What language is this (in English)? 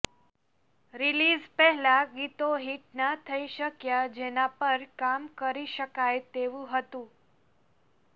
Gujarati